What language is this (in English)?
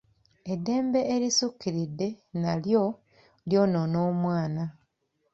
Ganda